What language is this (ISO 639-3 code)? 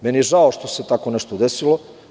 srp